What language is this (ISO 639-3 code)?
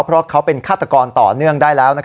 tha